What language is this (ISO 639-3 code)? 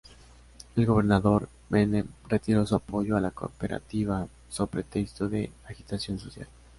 spa